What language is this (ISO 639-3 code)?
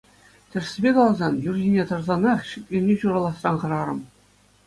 chv